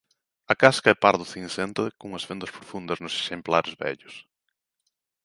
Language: Galician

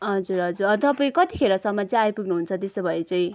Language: Nepali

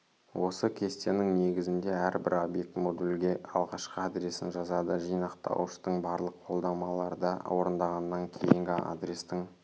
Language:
Kazakh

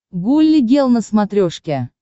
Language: Russian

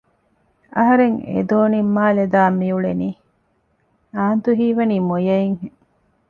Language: Divehi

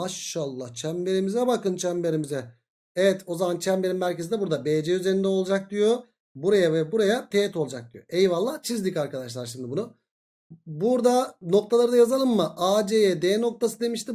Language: Turkish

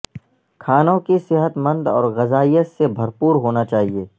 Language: Urdu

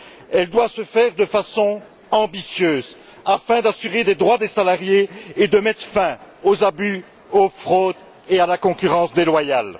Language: French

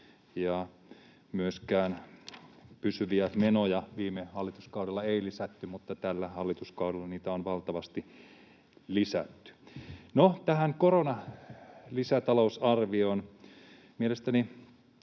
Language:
Finnish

